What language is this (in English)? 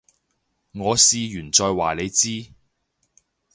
Cantonese